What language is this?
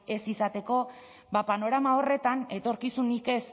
Basque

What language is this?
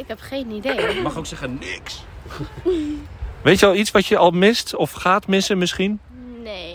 Dutch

